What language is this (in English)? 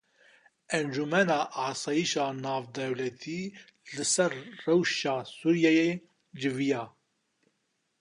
Kurdish